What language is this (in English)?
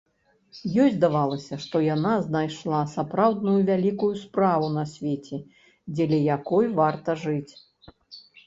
Belarusian